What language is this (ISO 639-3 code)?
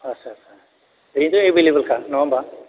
brx